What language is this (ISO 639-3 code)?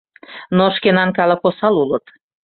chm